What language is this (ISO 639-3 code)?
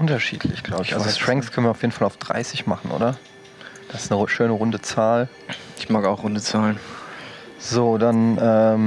deu